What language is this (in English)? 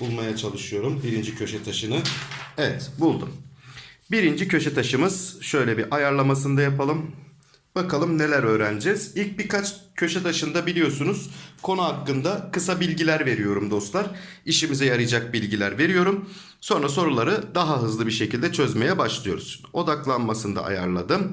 Turkish